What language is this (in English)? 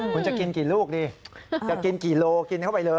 Thai